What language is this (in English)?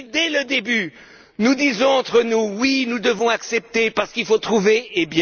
French